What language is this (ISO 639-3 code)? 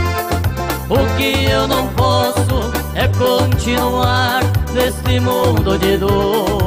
por